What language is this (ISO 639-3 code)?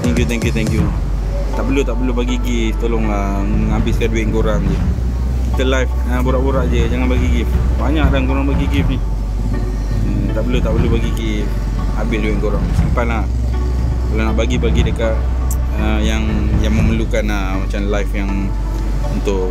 msa